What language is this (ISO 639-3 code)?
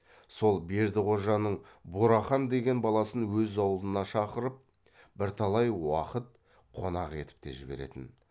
kaz